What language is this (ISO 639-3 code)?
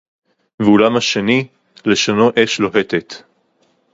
heb